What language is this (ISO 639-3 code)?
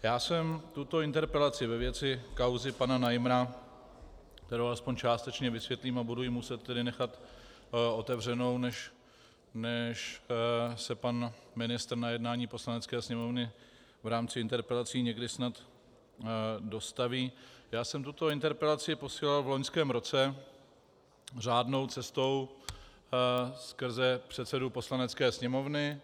ces